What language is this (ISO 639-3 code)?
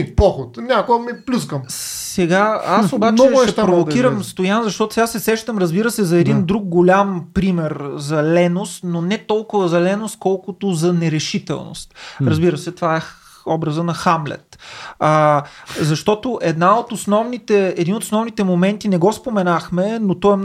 bul